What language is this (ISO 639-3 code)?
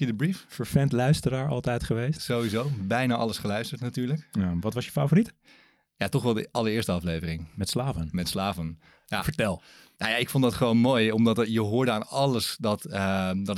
nld